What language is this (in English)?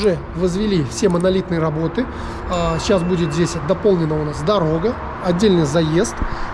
Russian